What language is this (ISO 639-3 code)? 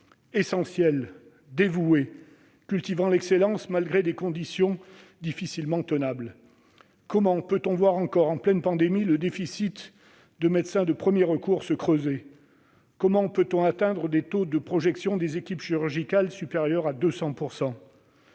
fra